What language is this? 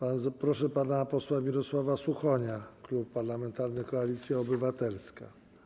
Polish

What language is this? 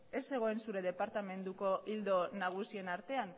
Basque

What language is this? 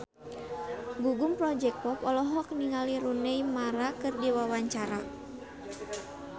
Sundanese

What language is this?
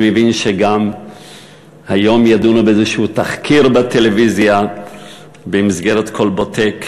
Hebrew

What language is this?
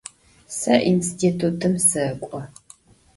Adyghe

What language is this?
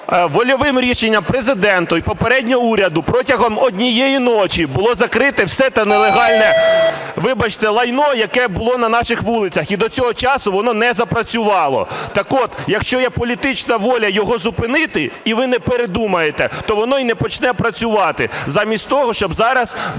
Ukrainian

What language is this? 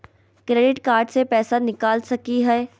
Magahi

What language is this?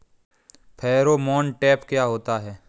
Hindi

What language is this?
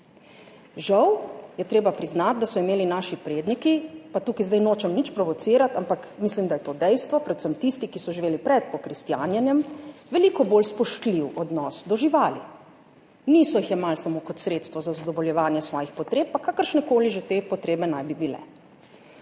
Slovenian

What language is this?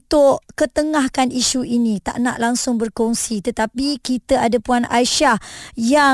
Malay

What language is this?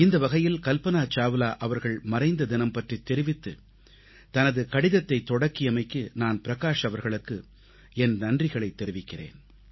Tamil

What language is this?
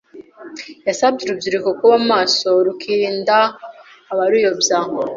Kinyarwanda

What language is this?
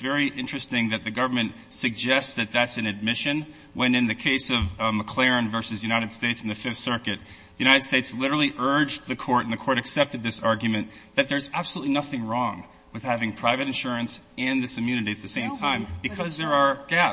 English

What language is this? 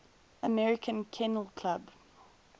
English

